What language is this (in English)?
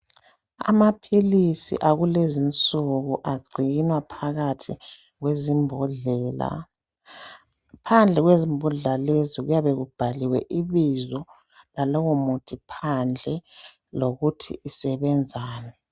North Ndebele